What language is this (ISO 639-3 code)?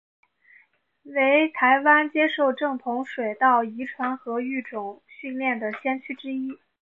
zho